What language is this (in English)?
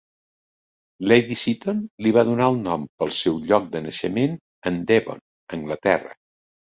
Catalan